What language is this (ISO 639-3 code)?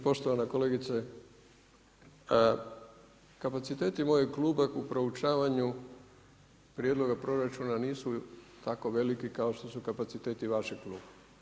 hrv